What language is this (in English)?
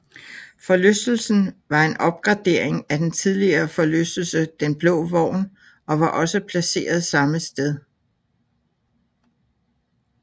Danish